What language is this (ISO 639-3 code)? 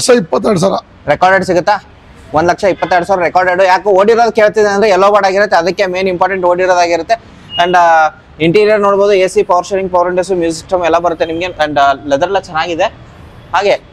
kan